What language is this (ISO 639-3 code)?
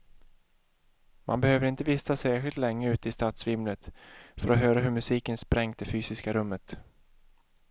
swe